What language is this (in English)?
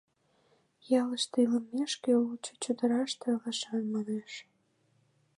Mari